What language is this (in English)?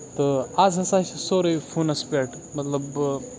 Kashmiri